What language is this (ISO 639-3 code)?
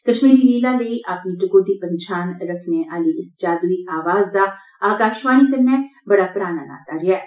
doi